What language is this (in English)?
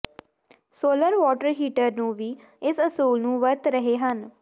Punjabi